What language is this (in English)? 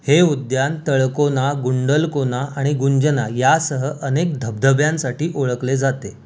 Marathi